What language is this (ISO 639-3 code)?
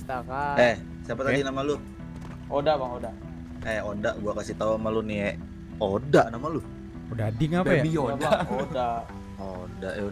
ind